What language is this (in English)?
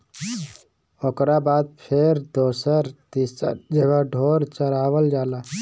Bhojpuri